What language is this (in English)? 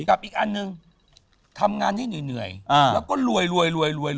Thai